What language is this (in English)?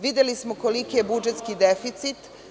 Serbian